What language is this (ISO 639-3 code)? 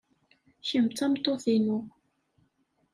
kab